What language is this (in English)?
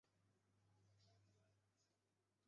Chinese